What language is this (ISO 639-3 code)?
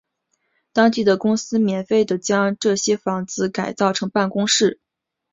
zho